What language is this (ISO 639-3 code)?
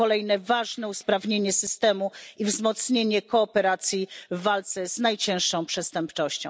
pol